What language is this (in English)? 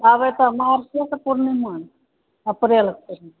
Maithili